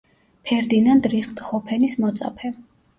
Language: Georgian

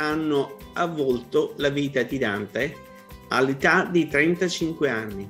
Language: Italian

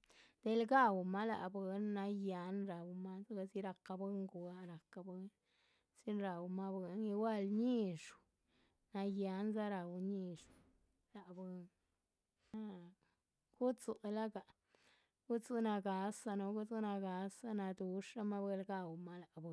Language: Chichicapan Zapotec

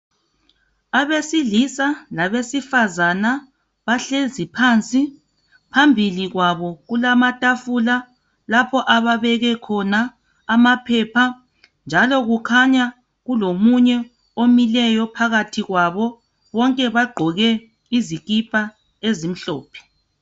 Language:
North Ndebele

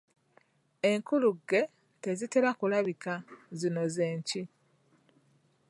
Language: Ganda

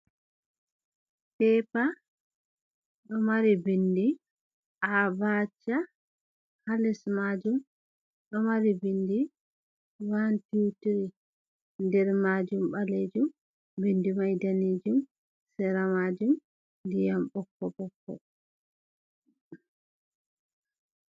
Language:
Fula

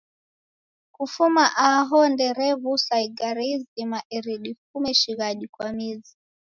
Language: Taita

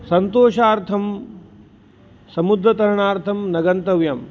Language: Sanskrit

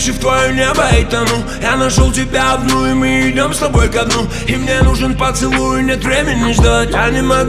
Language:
Russian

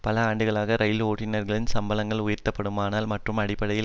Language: Tamil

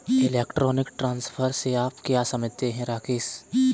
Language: Hindi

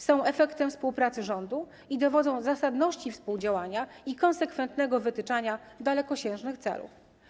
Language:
Polish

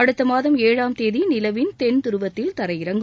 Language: Tamil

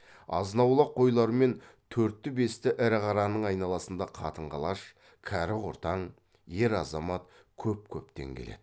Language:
Kazakh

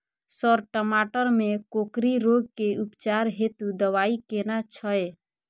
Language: Maithili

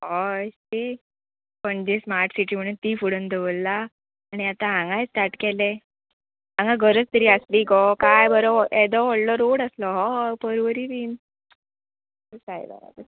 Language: Konkani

